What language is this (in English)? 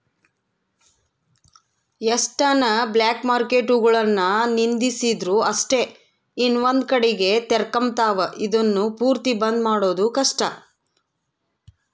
Kannada